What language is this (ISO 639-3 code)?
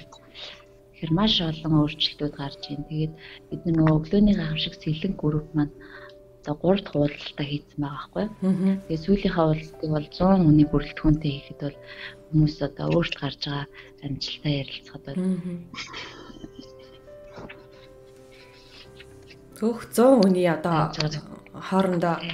rus